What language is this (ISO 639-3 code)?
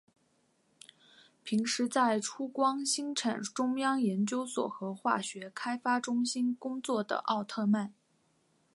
zho